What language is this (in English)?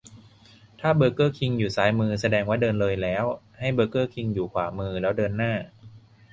Thai